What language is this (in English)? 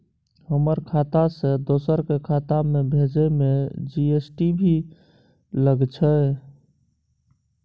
Maithili